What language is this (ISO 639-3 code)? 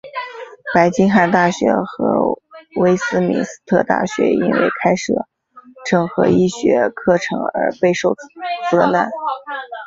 zho